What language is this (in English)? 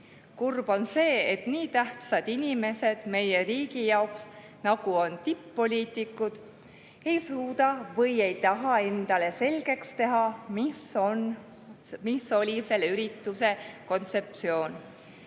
Estonian